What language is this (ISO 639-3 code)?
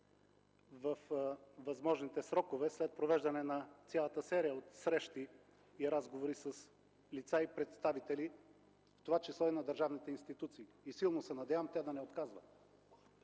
bul